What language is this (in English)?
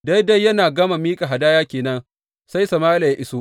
Hausa